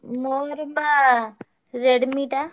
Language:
Odia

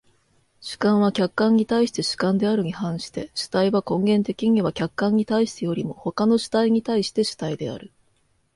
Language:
Japanese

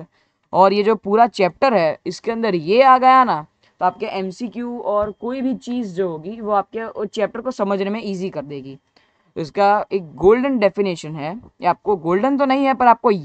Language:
Hindi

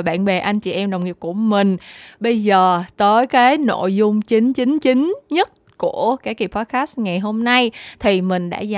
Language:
Vietnamese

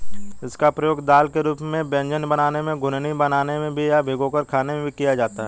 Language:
Hindi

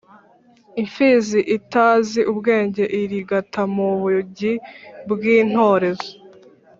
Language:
Kinyarwanda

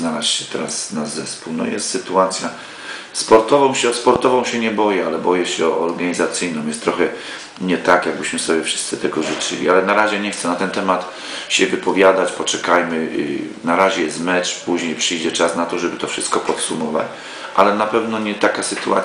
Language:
Polish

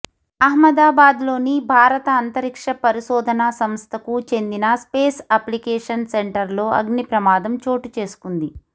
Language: Telugu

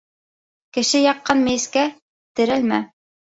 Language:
Bashkir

